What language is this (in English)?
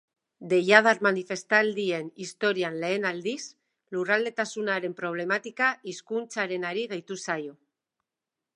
Basque